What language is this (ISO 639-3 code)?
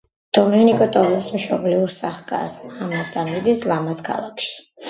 kat